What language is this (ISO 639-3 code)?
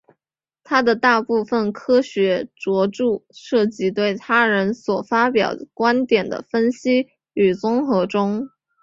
zho